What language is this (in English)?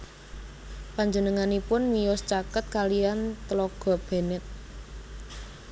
Javanese